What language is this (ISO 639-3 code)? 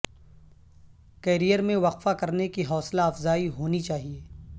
urd